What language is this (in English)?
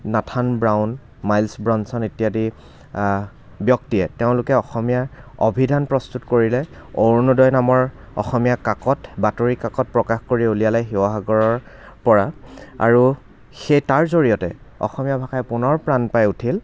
Assamese